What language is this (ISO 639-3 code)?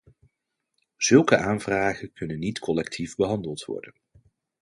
nld